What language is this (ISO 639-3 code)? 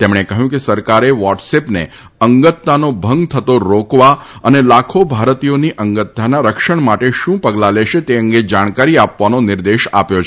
guj